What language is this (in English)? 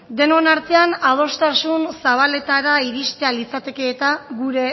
Basque